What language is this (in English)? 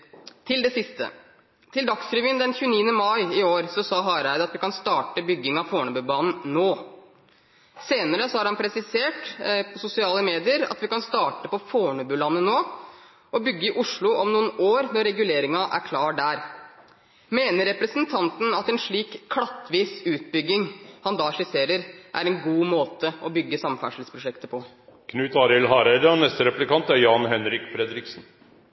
Norwegian